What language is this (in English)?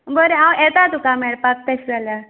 Konkani